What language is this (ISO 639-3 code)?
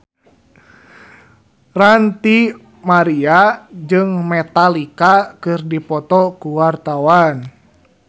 sun